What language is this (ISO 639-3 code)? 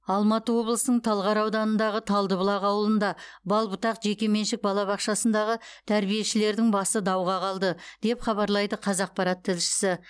kaz